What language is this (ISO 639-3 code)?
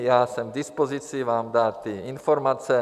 ces